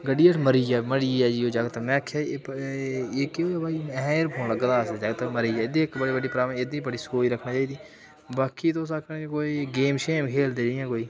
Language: Dogri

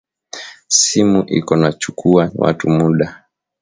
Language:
Swahili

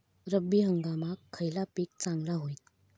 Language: Marathi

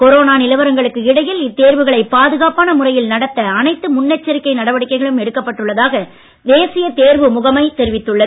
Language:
Tamil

